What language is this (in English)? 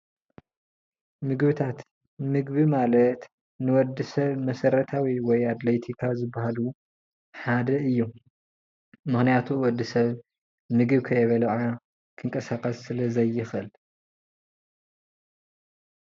Tigrinya